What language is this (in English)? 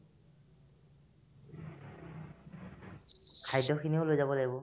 Assamese